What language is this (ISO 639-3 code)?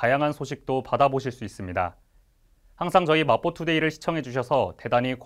kor